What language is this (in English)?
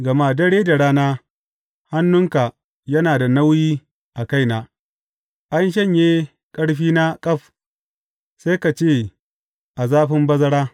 Hausa